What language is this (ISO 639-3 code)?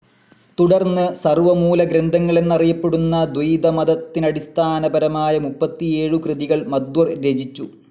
mal